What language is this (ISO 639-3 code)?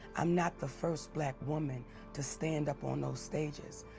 eng